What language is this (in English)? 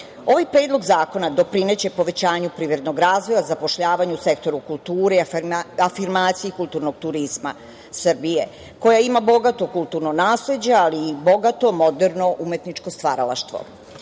Serbian